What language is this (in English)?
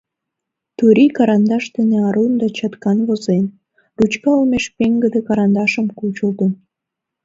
Mari